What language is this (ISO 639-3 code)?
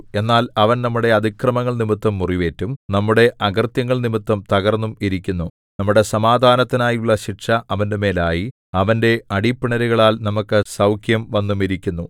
mal